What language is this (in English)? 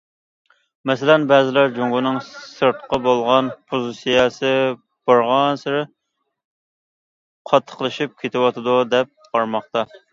Uyghur